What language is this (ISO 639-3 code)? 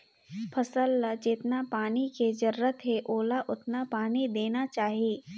hne